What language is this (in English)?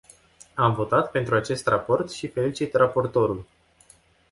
Romanian